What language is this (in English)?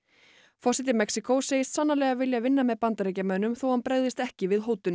Icelandic